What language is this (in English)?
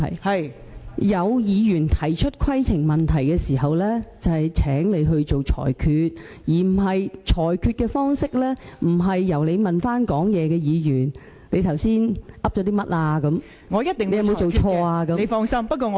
Cantonese